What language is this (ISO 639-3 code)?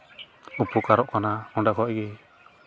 sat